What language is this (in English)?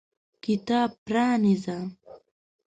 Pashto